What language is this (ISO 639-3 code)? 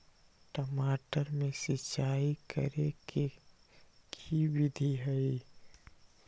mag